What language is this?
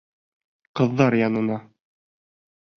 Bashkir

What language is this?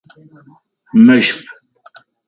Adyghe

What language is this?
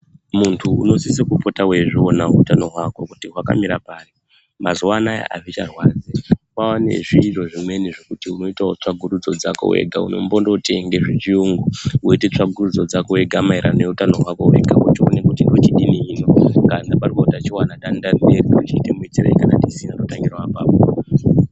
Ndau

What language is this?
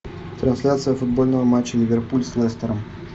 Russian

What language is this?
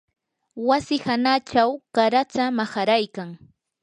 Yanahuanca Pasco Quechua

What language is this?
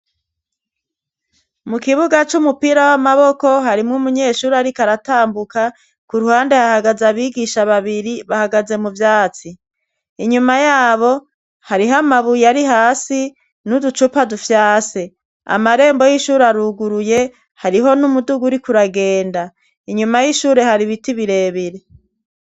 Rundi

